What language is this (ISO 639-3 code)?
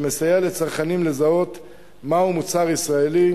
heb